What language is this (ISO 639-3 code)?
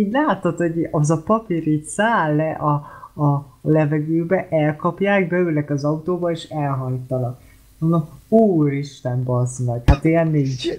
hun